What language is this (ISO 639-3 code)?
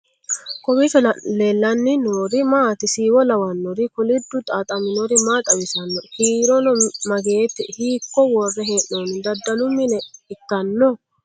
sid